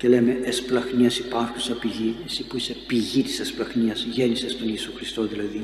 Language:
Greek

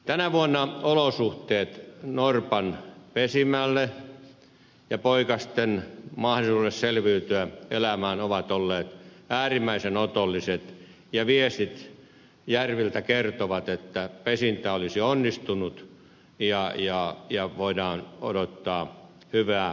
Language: Finnish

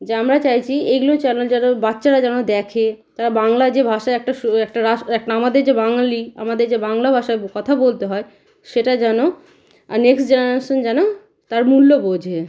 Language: Bangla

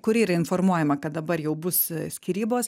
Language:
Lithuanian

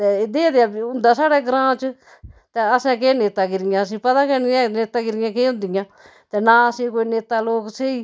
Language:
Dogri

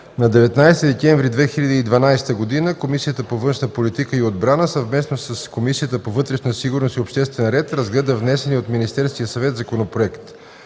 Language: Bulgarian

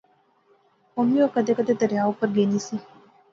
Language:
Pahari-Potwari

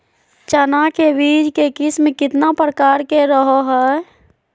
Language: Magahi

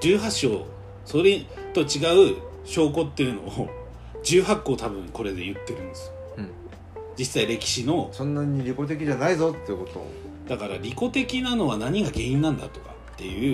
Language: Japanese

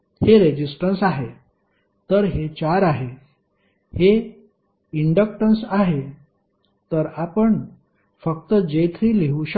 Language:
Marathi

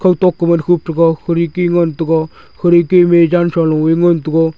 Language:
Wancho Naga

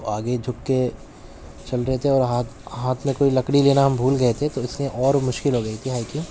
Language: Urdu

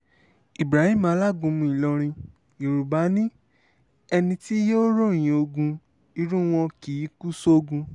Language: Yoruba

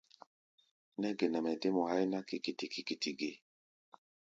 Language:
Gbaya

